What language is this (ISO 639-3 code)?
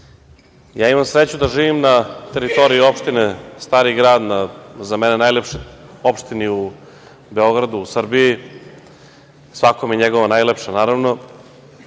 srp